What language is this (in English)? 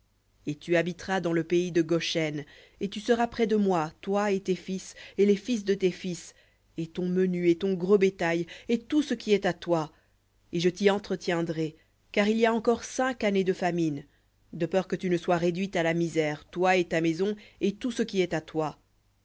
French